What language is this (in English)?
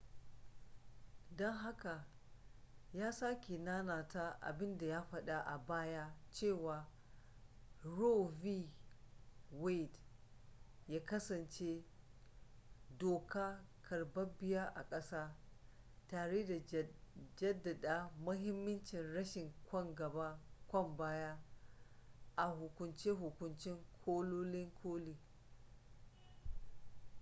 Hausa